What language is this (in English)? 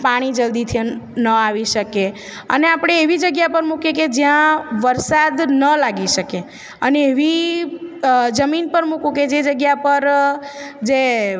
Gujarati